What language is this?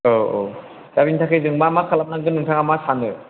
Bodo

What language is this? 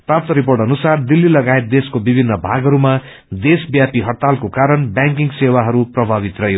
Nepali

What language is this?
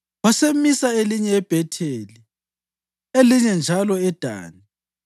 North Ndebele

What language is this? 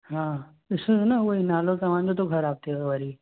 Sindhi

